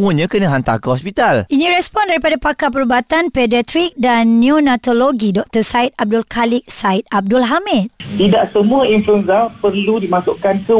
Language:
Malay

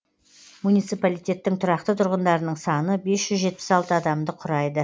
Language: Kazakh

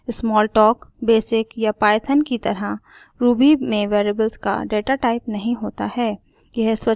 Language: Hindi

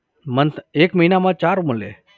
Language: Gujarati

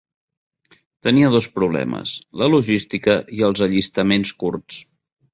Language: Catalan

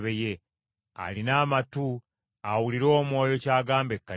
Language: Ganda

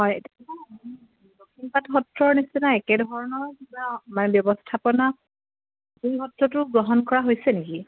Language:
Assamese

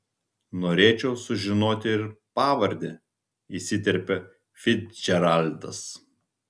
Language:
Lithuanian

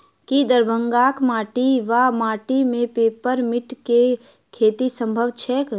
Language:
Maithili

